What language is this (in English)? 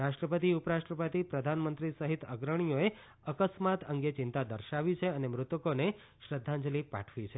Gujarati